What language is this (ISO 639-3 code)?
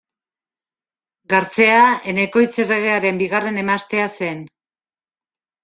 eus